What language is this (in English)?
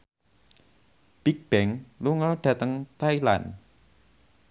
Javanese